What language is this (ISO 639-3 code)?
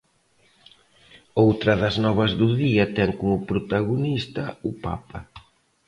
glg